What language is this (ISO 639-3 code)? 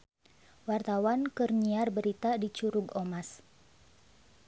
sun